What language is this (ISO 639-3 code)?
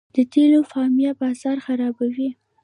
pus